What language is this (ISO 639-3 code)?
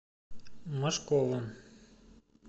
rus